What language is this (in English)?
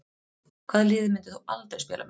Icelandic